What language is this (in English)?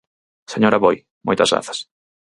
Galician